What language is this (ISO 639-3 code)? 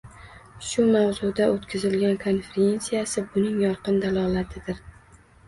uzb